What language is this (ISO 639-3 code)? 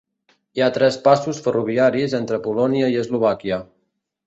cat